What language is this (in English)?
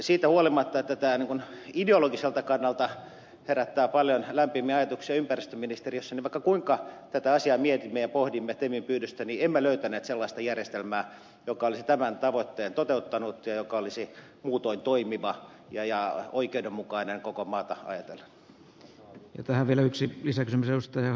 Finnish